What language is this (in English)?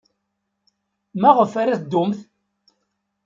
Kabyle